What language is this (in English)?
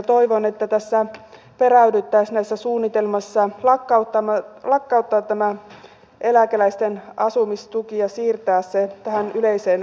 Finnish